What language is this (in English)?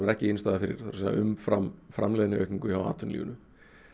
Icelandic